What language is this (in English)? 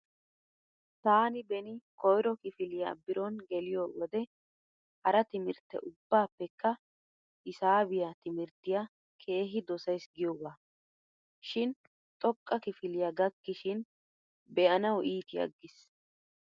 Wolaytta